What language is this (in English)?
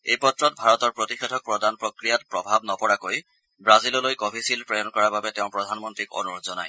Assamese